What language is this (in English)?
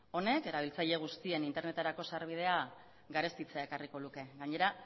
Basque